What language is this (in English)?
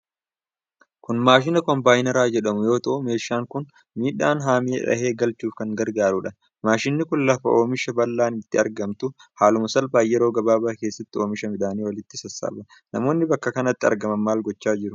Oromo